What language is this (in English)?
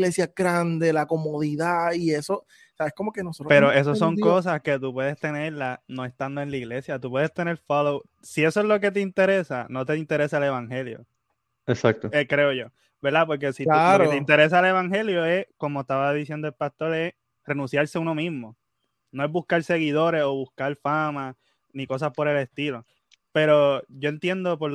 Spanish